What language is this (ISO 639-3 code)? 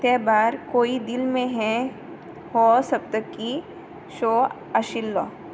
kok